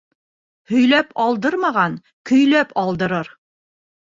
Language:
Bashkir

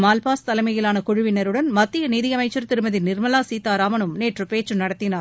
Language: Tamil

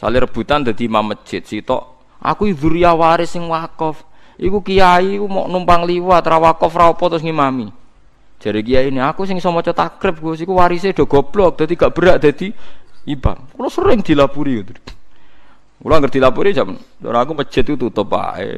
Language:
Indonesian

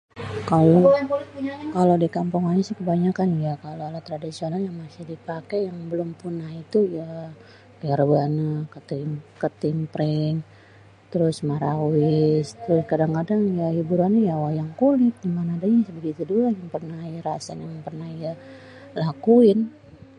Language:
Betawi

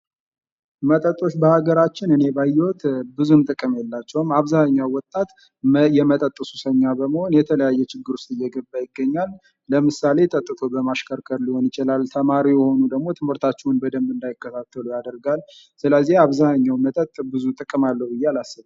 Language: Amharic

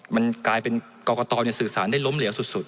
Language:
Thai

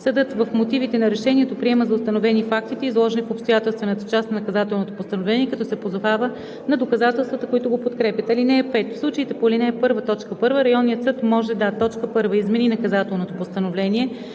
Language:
Bulgarian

